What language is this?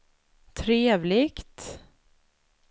Swedish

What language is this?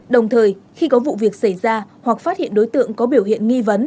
Vietnamese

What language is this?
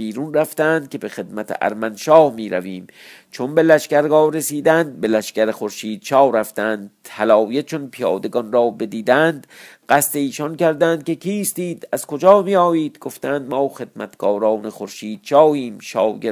Persian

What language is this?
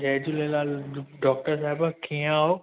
Sindhi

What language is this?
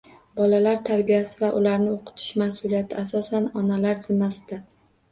Uzbek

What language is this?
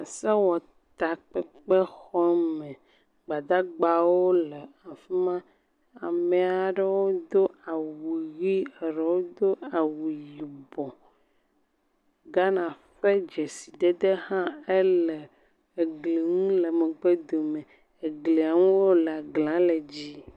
Ewe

